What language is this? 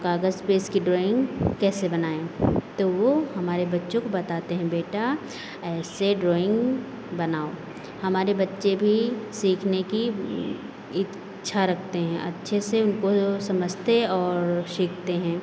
Hindi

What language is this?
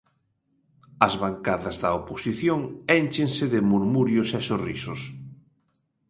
Galician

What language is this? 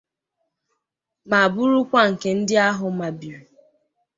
Igbo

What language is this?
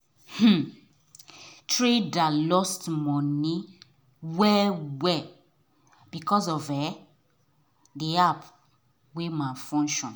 Nigerian Pidgin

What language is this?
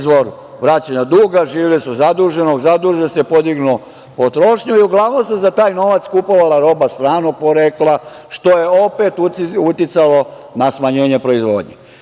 Serbian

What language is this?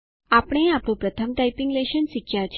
Gujarati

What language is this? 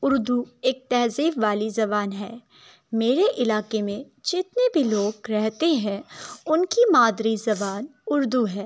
Urdu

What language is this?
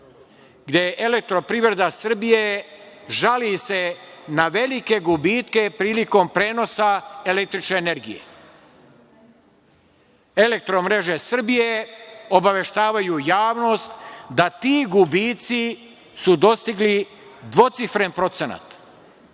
Serbian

